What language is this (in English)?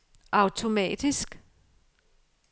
Danish